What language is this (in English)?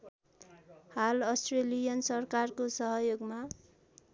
Nepali